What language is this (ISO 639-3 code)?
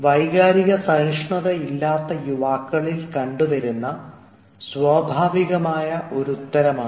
mal